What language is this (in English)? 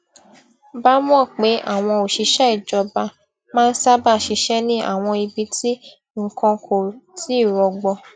Yoruba